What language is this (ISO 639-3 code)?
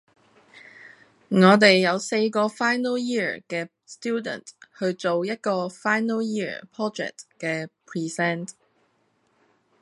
yue